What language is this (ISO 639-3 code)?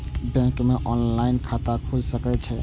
mai